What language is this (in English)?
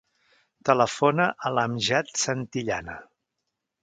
Catalan